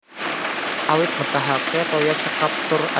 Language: Javanese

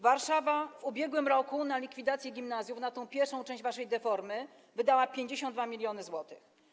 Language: Polish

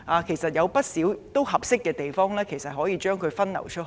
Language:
Cantonese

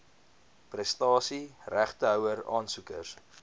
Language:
Afrikaans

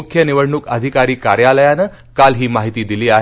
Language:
Marathi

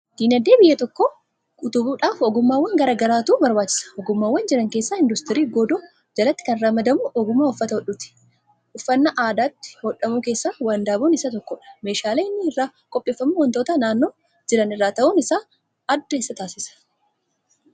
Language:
Oromo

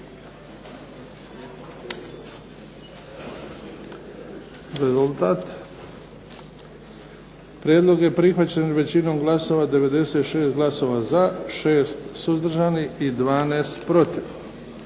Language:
Croatian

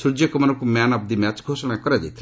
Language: Odia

